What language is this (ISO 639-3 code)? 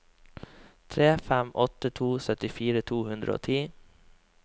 nor